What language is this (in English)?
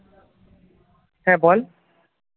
Bangla